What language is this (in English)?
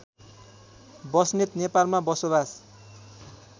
Nepali